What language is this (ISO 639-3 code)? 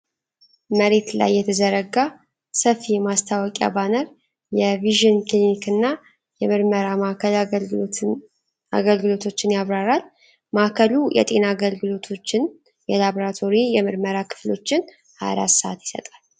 amh